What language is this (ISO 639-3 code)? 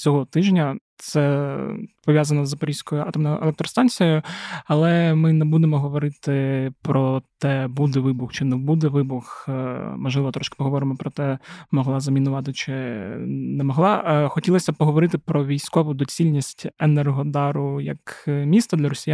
ukr